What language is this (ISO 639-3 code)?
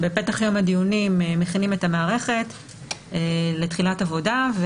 heb